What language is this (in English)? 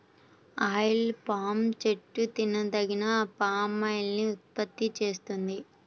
Telugu